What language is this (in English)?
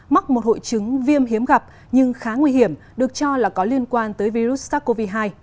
Vietnamese